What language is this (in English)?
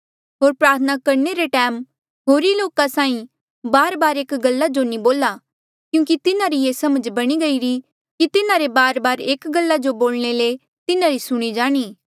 Mandeali